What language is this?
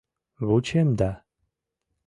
Mari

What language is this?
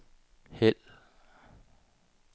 Danish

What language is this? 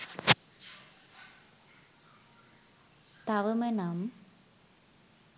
Sinhala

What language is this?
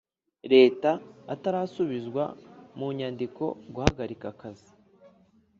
Kinyarwanda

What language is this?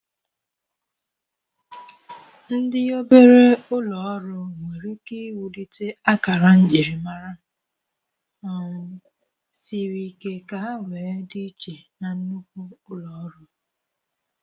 Igbo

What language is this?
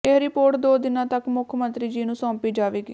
Punjabi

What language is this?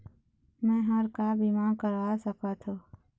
Chhattisgarhi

